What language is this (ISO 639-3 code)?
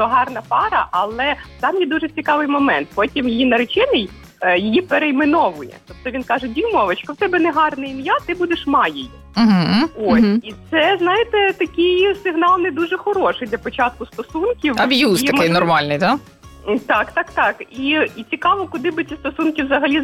ukr